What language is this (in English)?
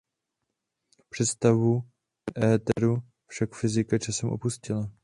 Czech